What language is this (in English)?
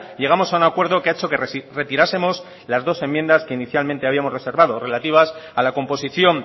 Spanish